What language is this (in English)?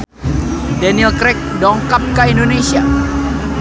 Sundanese